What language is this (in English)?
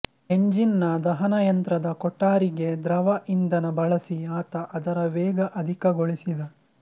Kannada